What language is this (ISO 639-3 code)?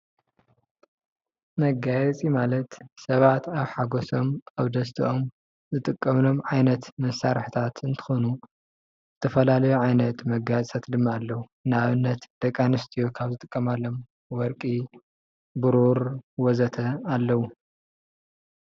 tir